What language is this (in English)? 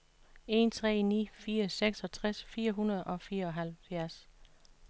Danish